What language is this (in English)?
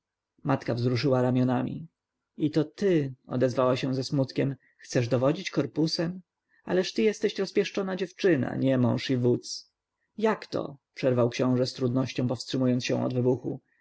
Polish